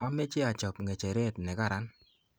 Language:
Kalenjin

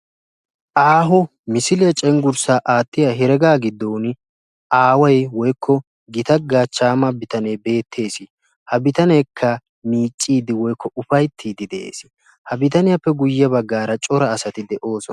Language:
Wolaytta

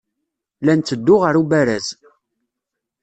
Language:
Kabyle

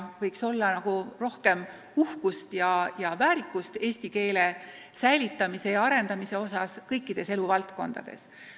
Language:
Estonian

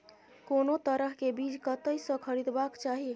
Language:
Maithili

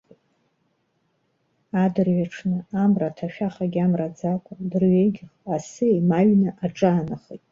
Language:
Abkhazian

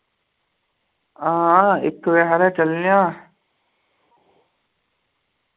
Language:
Dogri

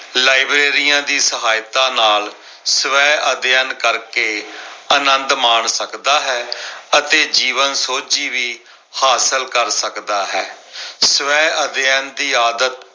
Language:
Punjabi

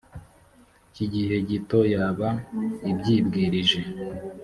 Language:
Kinyarwanda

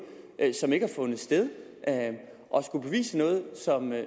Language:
Danish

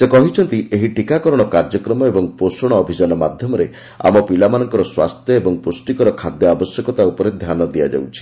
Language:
Odia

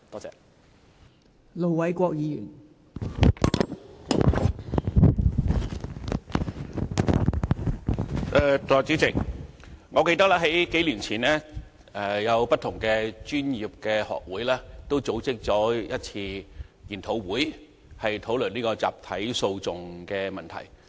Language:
Cantonese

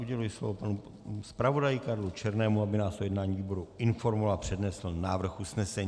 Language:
Czech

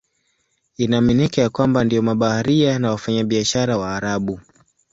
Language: Swahili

